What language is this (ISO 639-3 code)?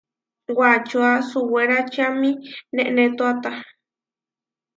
var